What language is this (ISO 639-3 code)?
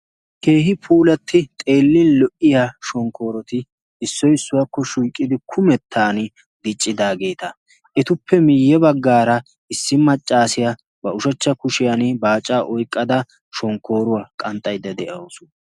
wal